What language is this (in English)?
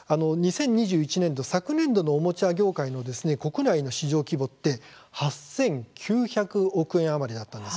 Japanese